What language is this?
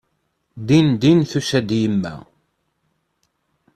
Kabyle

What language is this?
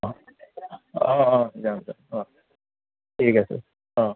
Assamese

